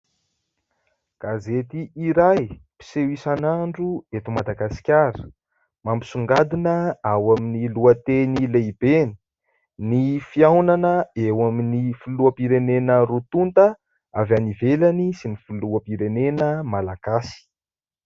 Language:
Malagasy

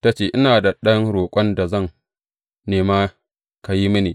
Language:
Hausa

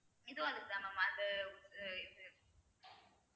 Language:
Tamil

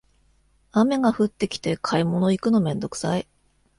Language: Japanese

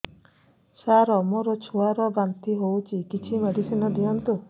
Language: Odia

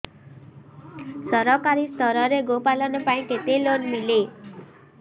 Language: Odia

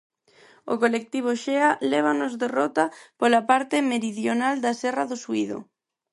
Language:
Galician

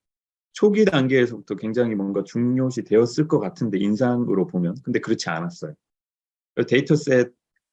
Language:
Korean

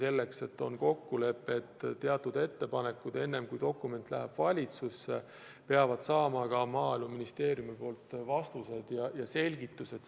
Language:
Estonian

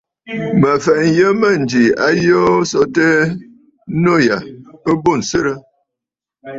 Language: Bafut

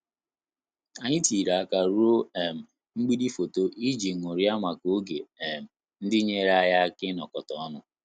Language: Igbo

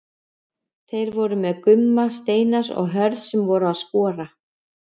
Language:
Icelandic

